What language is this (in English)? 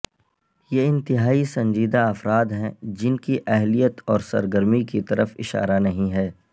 Urdu